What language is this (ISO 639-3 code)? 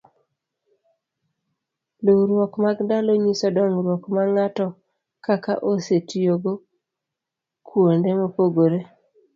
luo